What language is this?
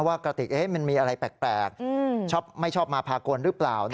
Thai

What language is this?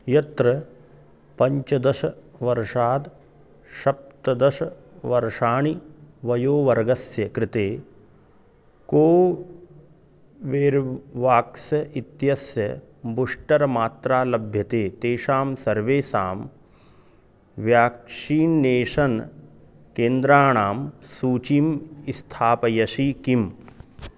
Sanskrit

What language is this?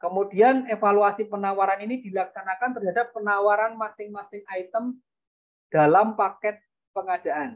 Indonesian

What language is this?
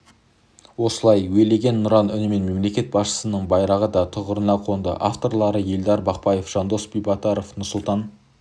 Kazakh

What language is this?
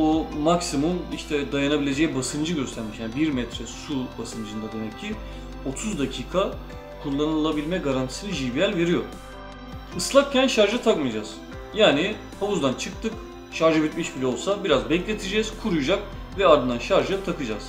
Turkish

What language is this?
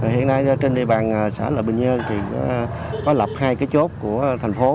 Vietnamese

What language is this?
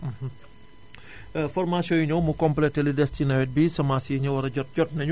Wolof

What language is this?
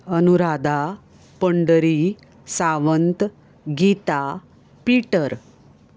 Konkani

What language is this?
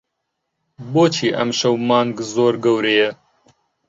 Central Kurdish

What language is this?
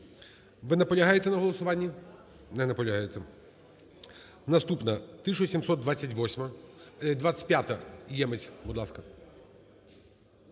Ukrainian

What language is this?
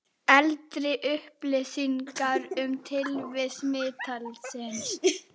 Icelandic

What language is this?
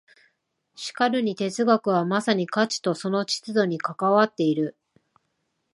Japanese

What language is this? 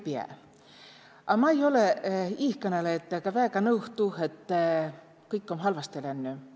Estonian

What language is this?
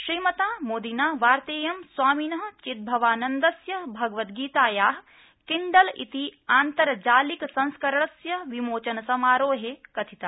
Sanskrit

